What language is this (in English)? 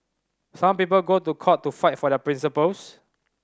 English